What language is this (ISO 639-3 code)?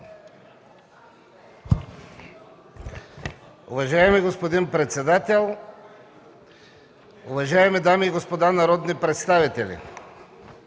bul